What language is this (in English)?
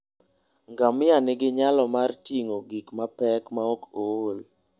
Luo (Kenya and Tanzania)